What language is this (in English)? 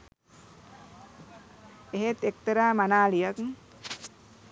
Sinhala